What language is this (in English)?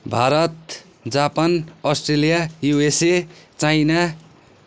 Nepali